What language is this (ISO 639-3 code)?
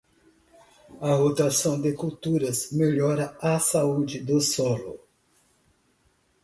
por